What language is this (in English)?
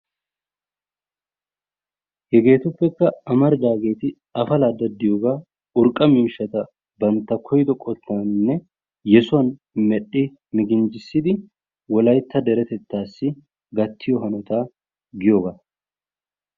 Wolaytta